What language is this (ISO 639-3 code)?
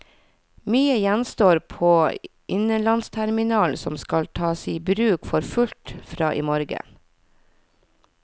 nor